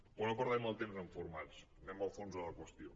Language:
Catalan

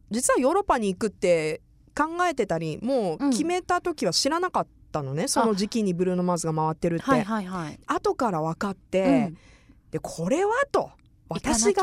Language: Japanese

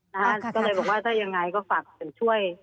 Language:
Thai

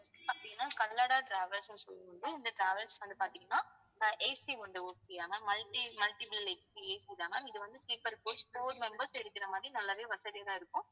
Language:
Tamil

